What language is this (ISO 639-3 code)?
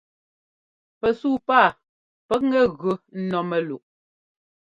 jgo